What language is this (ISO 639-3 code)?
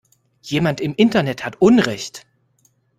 deu